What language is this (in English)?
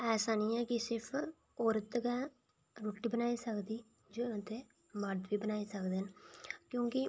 Dogri